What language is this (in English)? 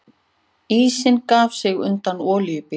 Icelandic